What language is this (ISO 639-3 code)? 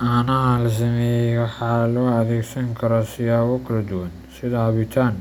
som